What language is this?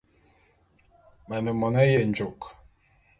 Bulu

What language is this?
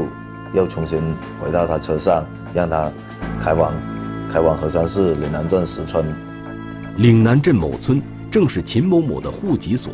Chinese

